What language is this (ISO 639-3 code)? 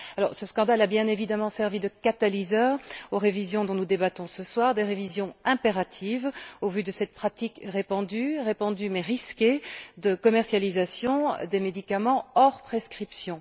fra